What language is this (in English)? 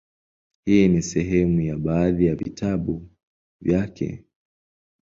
Swahili